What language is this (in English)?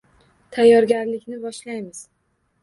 Uzbek